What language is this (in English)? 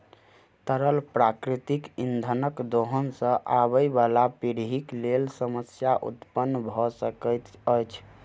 Maithili